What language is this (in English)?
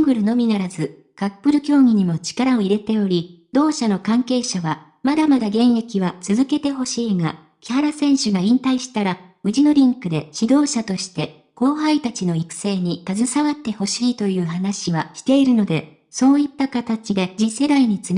Japanese